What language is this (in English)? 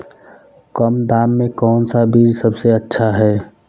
Hindi